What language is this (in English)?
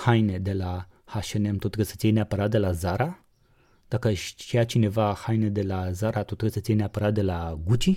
Romanian